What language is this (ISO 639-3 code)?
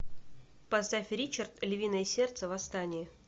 rus